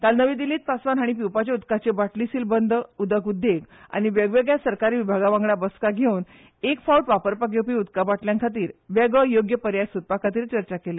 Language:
Konkani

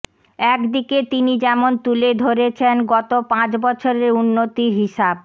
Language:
Bangla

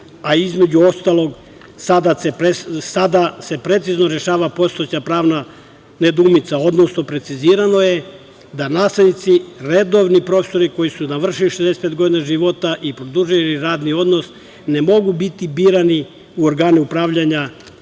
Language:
Serbian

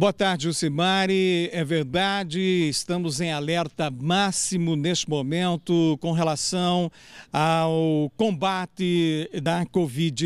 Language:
Portuguese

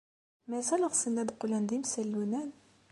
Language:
Kabyle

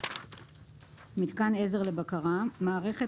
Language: Hebrew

